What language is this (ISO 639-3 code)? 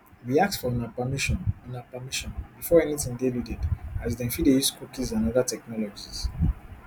pcm